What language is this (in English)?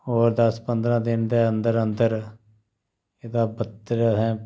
Dogri